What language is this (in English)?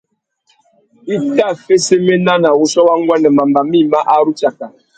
Tuki